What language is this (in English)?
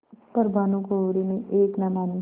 Hindi